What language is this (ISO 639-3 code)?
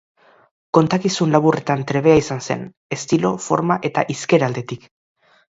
eus